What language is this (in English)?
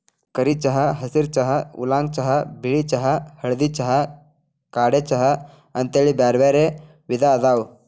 Kannada